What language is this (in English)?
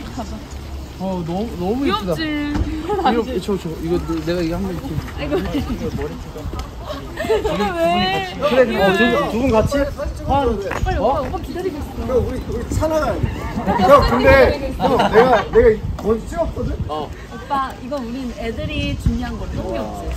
Korean